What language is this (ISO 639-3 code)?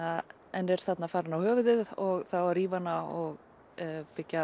isl